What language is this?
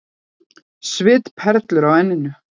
Icelandic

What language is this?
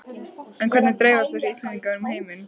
Icelandic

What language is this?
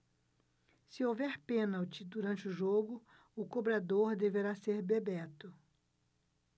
Portuguese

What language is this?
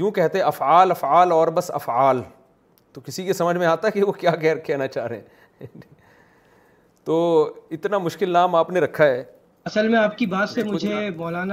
Urdu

